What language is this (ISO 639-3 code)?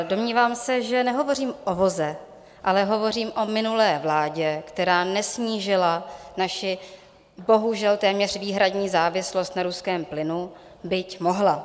ces